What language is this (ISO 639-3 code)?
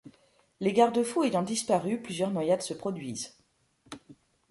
fra